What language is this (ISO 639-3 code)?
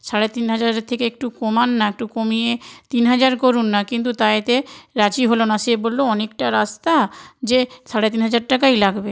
ben